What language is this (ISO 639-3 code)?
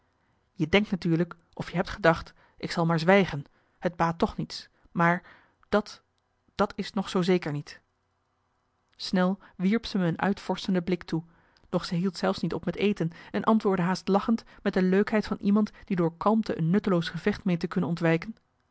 nld